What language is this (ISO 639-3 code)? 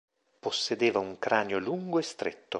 ita